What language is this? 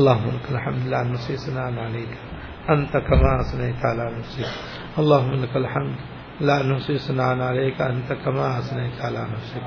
Persian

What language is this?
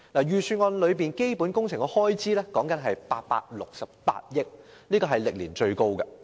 Cantonese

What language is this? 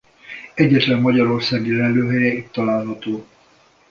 Hungarian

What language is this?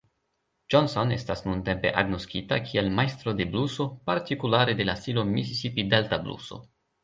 Esperanto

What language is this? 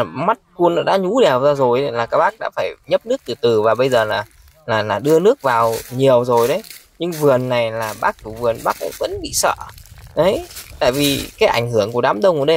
Vietnamese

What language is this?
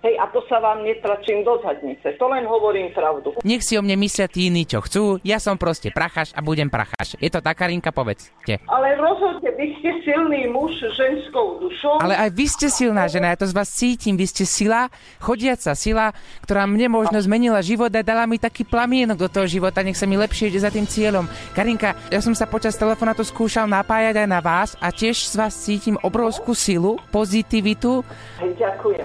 Slovak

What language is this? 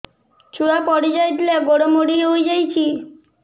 Odia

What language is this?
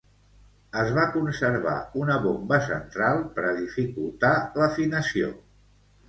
Catalan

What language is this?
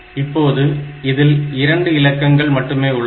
Tamil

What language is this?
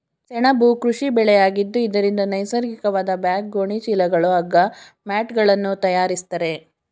Kannada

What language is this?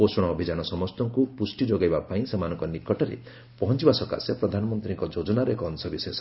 Odia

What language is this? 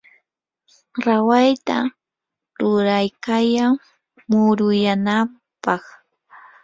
Yanahuanca Pasco Quechua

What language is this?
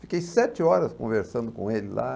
Portuguese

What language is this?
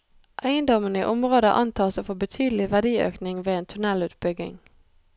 Norwegian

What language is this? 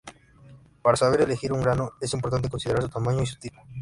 Spanish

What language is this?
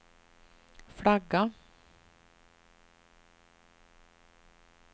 Swedish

